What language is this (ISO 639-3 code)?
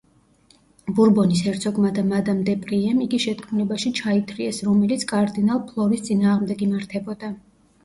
kat